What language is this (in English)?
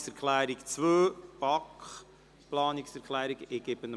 Swiss German